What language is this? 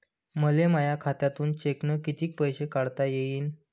Marathi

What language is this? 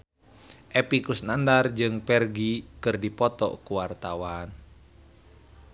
Sundanese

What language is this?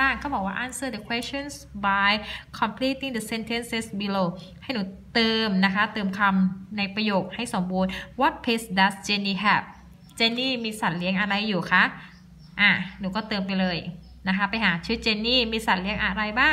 Thai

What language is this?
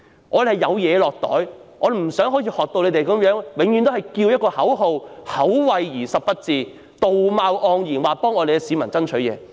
Cantonese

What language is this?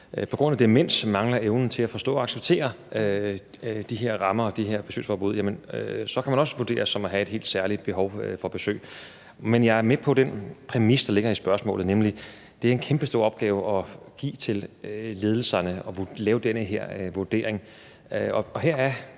Danish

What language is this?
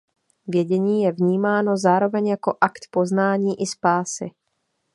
Czech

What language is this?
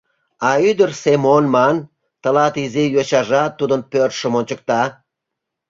Mari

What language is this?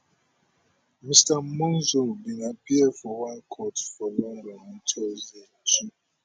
Nigerian Pidgin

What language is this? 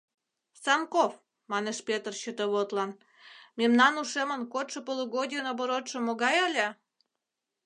Mari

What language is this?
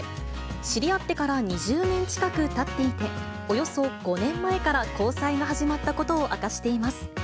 Japanese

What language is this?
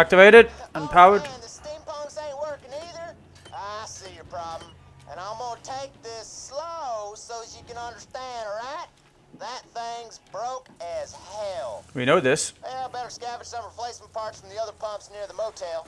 English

